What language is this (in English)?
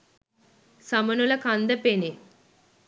Sinhala